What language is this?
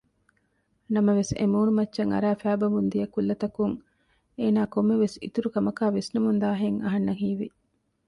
Divehi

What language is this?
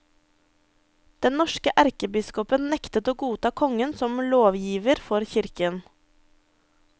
Norwegian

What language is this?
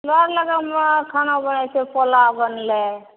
Maithili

